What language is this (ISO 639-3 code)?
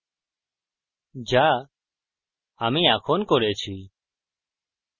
ben